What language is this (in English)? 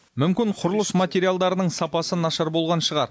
Kazakh